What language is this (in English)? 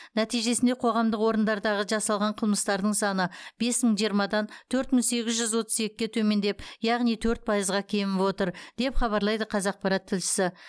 Kazakh